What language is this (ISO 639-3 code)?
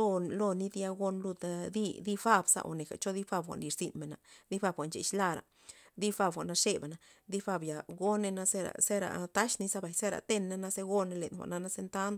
ztp